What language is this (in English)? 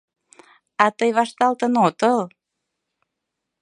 Mari